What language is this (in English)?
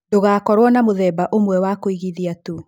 Kikuyu